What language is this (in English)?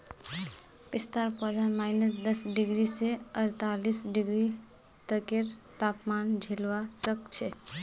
Magahi